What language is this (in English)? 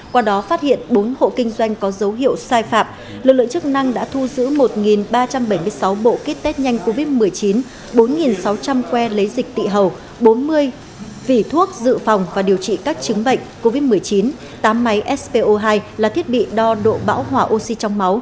Vietnamese